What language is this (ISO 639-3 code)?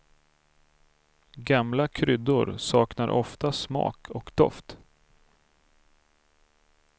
swe